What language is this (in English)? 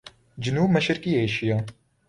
Urdu